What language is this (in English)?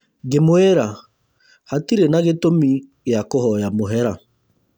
Kikuyu